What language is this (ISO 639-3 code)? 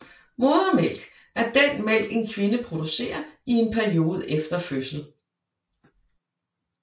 dan